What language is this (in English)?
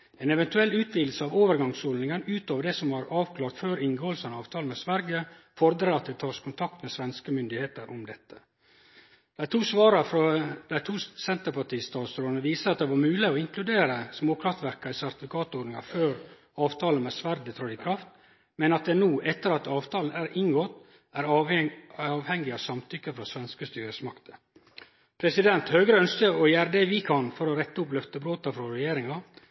Norwegian Nynorsk